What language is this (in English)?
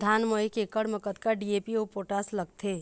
Chhattisgarhi